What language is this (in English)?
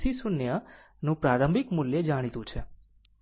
Gujarati